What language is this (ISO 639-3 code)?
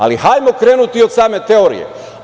srp